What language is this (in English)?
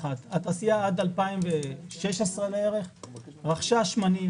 Hebrew